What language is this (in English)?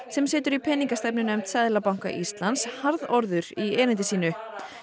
Icelandic